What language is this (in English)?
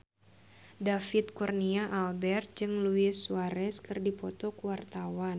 Sundanese